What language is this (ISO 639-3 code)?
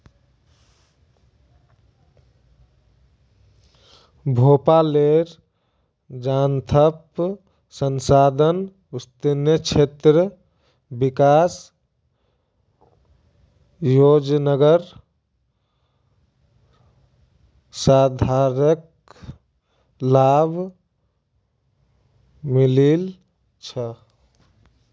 mag